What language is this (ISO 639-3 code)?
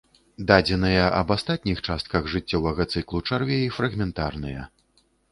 bel